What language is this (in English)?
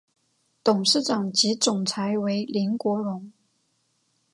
Chinese